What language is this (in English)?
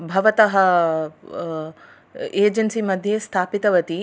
Sanskrit